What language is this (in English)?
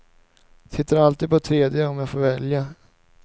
Swedish